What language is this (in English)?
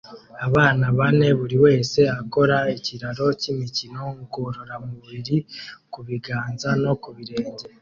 Kinyarwanda